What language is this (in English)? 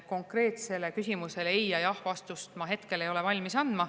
Estonian